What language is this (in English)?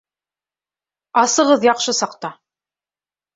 Bashkir